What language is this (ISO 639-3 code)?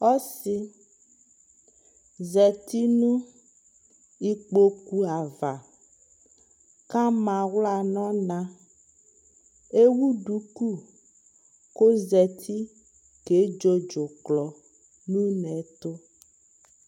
kpo